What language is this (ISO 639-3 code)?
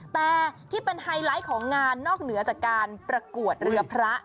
tha